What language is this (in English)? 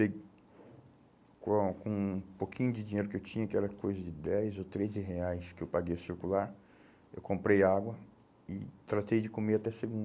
Portuguese